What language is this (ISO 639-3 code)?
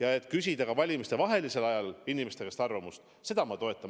est